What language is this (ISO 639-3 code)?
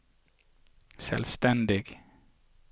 nor